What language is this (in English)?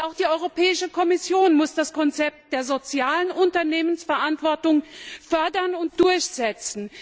German